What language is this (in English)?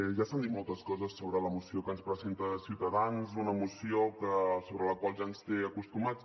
Catalan